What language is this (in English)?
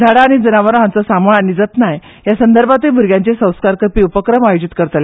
Konkani